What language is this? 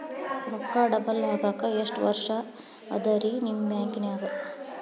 Kannada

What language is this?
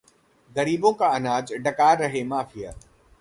Hindi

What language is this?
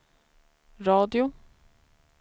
Swedish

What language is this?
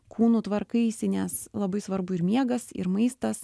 Lithuanian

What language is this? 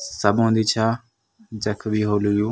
Garhwali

